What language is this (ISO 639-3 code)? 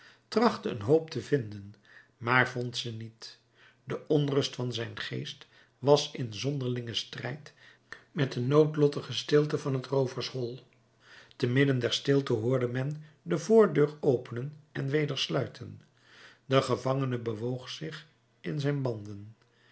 nld